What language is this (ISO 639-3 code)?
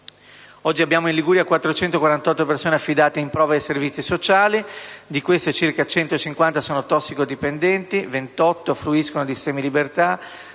ita